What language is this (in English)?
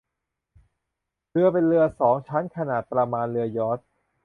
Thai